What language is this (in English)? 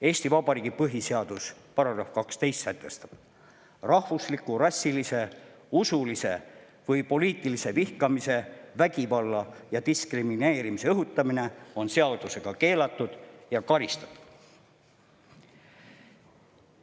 Estonian